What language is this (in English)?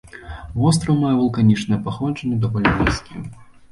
Belarusian